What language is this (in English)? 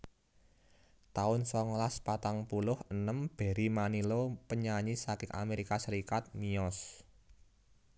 Javanese